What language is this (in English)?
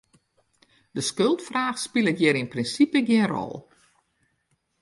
Western Frisian